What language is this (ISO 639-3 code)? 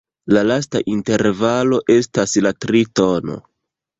epo